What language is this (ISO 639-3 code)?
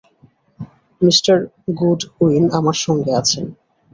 ben